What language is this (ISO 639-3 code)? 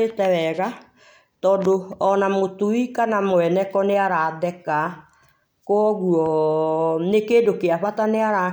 kik